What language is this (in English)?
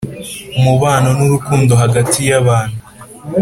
Kinyarwanda